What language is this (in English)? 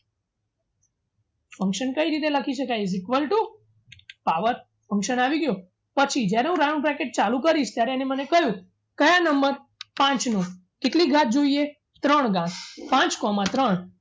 Gujarati